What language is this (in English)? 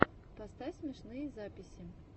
Russian